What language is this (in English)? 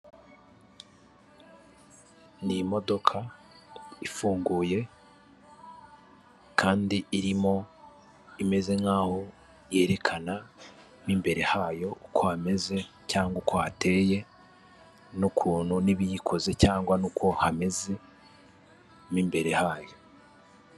Kinyarwanda